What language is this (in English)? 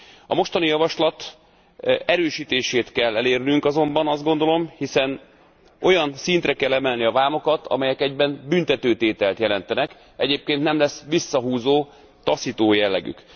Hungarian